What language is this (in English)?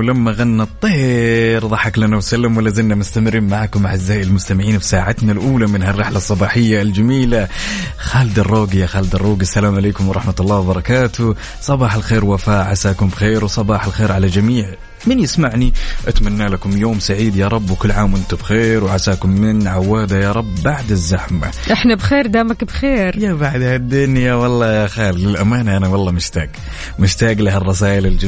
Arabic